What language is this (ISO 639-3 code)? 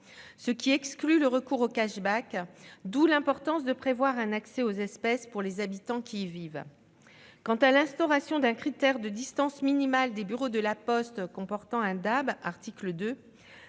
fra